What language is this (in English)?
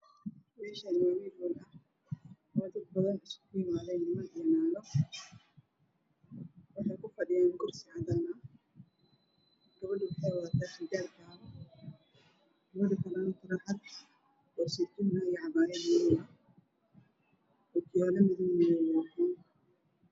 Somali